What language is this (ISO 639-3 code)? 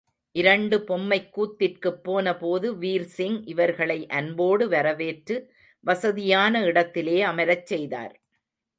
tam